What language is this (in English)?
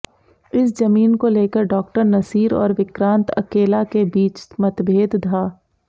Hindi